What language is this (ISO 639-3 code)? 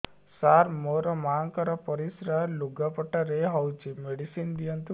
ori